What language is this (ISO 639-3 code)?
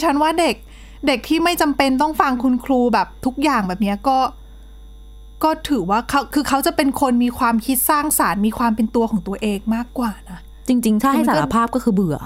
tha